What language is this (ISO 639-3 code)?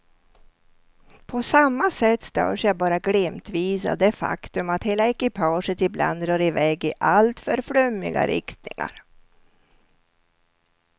swe